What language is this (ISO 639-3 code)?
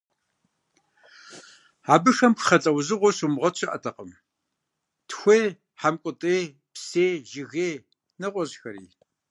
kbd